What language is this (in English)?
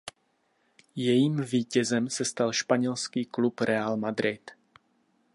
Czech